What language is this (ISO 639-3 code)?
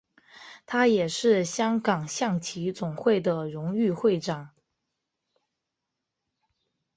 zho